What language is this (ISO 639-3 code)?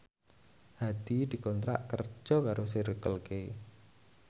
jav